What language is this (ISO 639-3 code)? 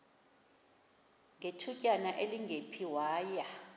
xho